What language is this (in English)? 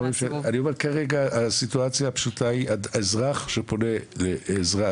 Hebrew